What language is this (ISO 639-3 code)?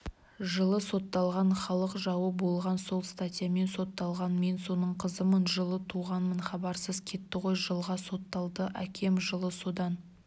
kaz